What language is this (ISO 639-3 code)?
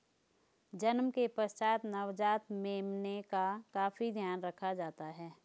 hin